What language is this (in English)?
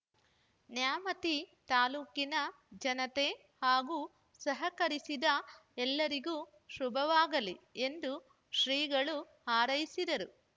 Kannada